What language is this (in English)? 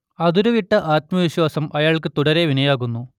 Malayalam